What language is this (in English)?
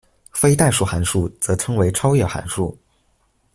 Chinese